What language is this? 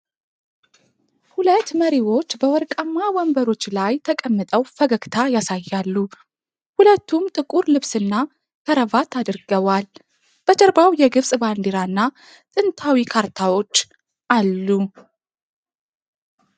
Amharic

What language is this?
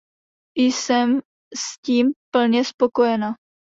Czech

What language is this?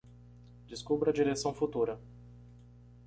Portuguese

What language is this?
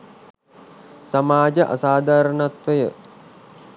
Sinhala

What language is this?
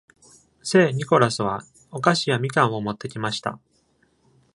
Japanese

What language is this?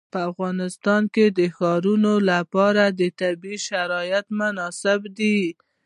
Pashto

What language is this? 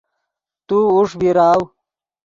Yidgha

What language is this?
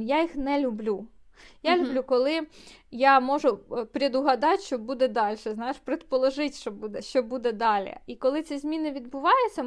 Ukrainian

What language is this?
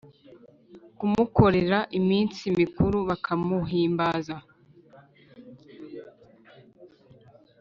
Kinyarwanda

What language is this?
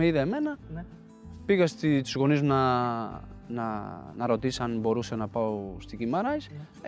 Greek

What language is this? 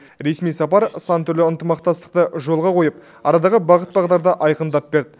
Kazakh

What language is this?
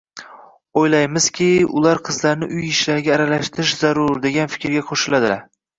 Uzbek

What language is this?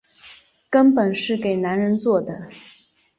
Chinese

